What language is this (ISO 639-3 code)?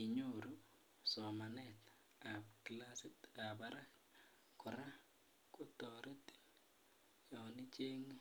kln